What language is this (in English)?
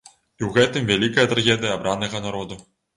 Belarusian